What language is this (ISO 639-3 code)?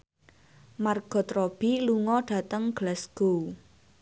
jav